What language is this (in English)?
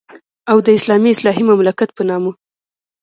Pashto